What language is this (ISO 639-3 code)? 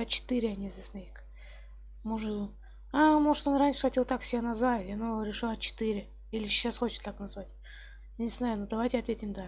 rus